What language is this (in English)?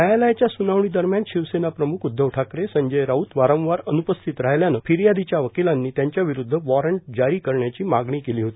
Marathi